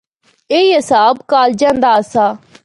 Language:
Northern Hindko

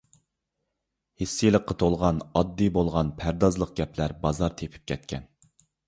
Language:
Uyghur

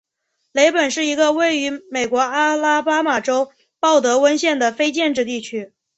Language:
Chinese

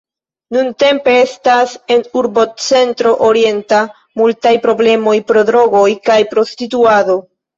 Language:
Esperanto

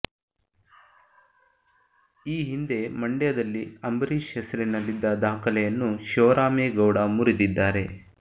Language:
Kannada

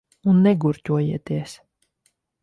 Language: Latvian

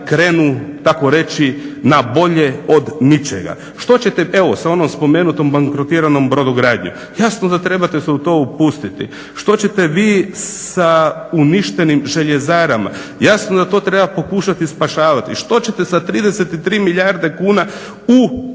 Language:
Croatian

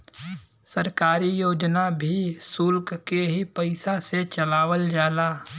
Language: Bhojpuri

